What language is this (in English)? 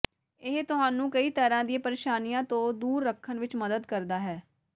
Punjabi